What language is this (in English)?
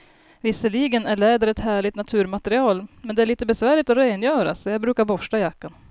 Swedish